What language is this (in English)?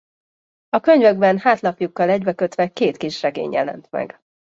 Hungarian